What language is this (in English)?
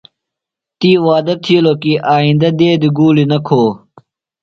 Phalura